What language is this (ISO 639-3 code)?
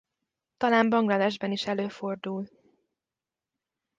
hun